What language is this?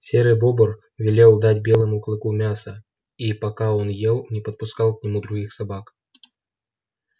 Russian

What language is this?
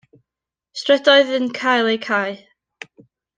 Welsh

